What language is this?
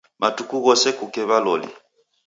Taita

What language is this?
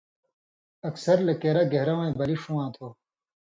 Indus Kohistani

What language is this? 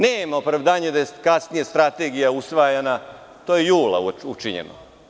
Serbian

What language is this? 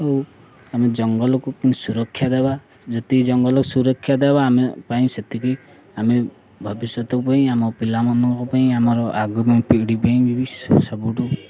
Odia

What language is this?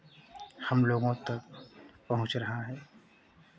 Hindi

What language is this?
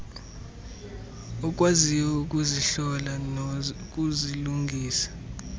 Xhosa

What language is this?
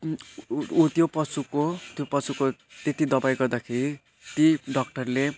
Nepali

